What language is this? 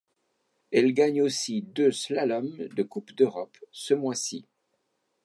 French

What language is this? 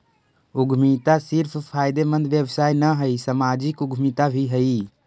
Magahi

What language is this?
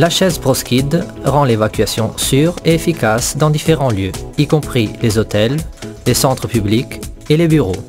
French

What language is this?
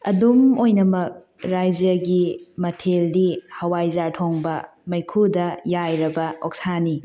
Manipuri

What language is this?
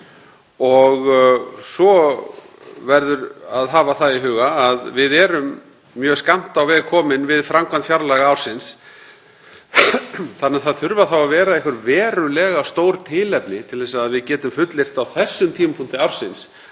Icelandic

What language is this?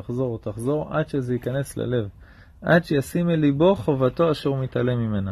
Hebrew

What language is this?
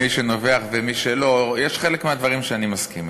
Hebrew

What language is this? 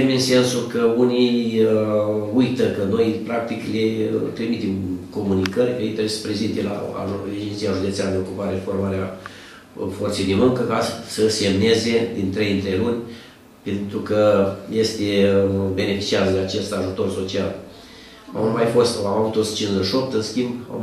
Romanian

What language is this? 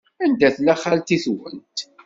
Kabyle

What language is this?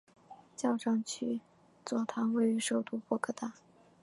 Chinese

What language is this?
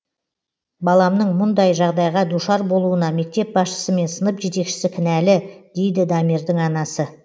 Kazakh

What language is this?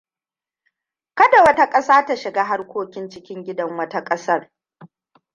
Hausa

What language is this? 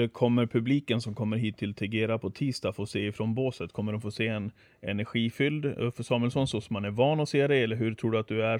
Swedish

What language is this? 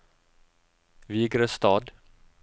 Norwegian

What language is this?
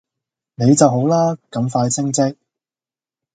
Cantonese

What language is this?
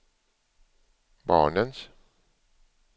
Swedish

